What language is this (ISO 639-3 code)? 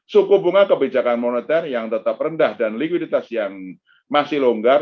ind